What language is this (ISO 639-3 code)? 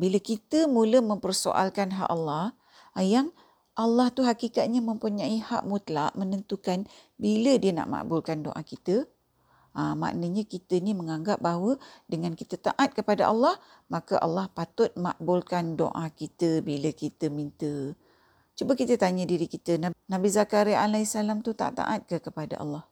msa